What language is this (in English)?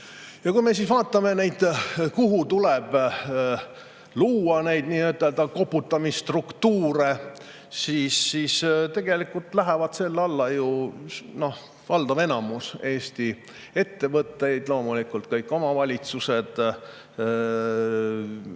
Estonian